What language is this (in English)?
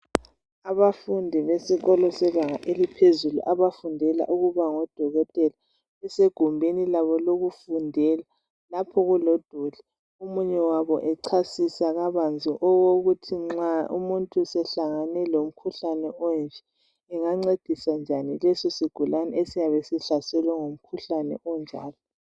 North Ndebele